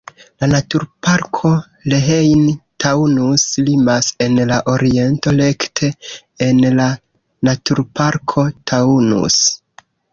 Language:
Esperanto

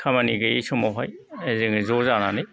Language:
Bodo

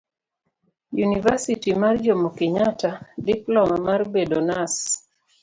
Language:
Luo (Kenya and Tanzania)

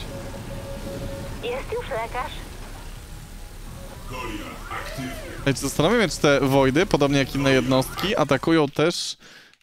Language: Polish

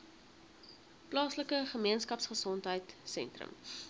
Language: Afrikaans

